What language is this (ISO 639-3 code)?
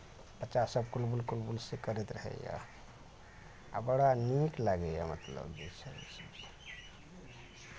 mai